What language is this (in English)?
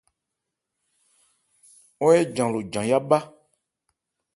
Ebrié